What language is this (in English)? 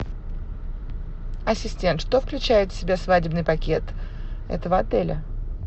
Russian